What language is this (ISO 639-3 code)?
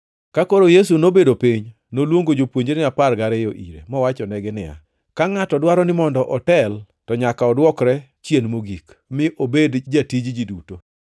luo